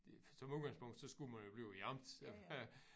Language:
Danish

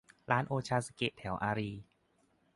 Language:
Thai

